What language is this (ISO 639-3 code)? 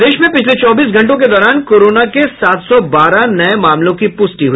hin